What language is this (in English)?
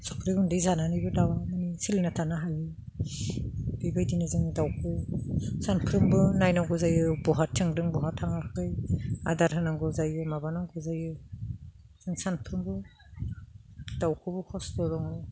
Bodo